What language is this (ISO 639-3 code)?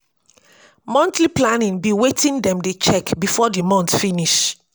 pcm